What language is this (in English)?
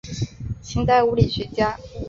Chinese